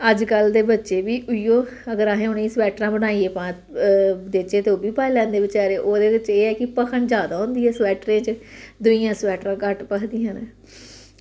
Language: Dogri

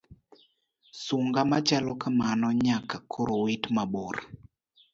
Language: Luo (Kenya and Tanzania)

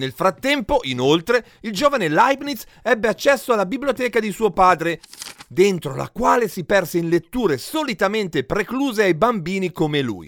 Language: Italian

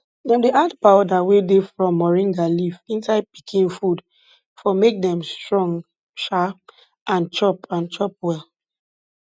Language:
Nigerian Pidgin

